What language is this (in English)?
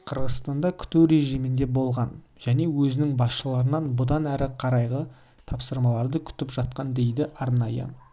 Kazakh